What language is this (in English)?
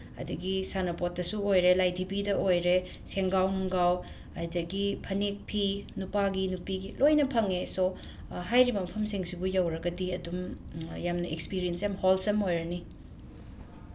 Manipuri